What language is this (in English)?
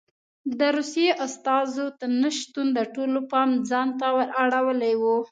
Pashto